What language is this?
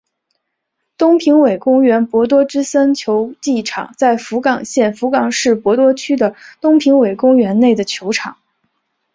Chinese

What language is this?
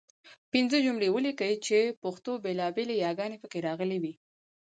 Pashto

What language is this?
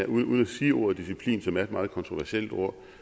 Danish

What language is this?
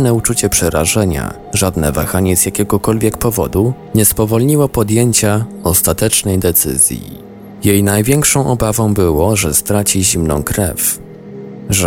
Polish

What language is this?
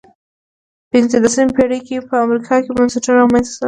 Pashto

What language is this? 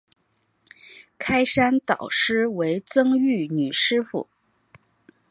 Chinese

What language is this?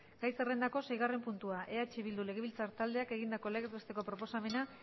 Basque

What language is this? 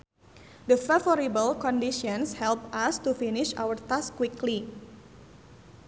Sundanese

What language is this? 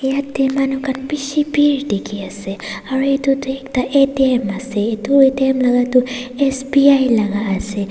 Naga Pidgin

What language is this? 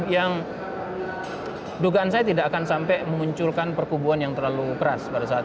Indonesian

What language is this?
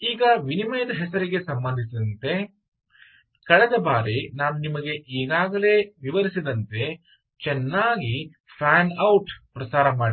Kannada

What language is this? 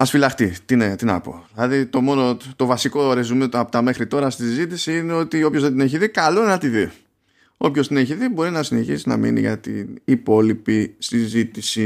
Greek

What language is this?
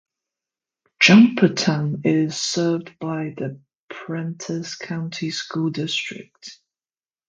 English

